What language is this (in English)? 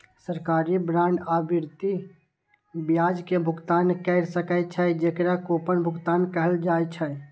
Maithili